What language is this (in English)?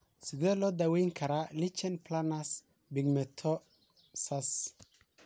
Somali